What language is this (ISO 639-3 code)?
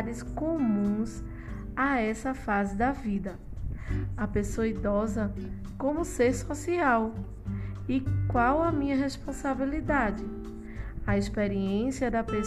por